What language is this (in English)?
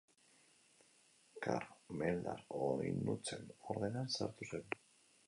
Basque